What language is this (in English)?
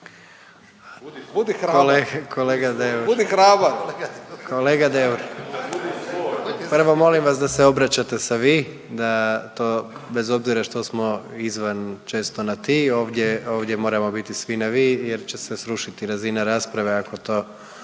Croatian